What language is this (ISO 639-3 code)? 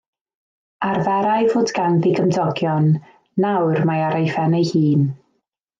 cym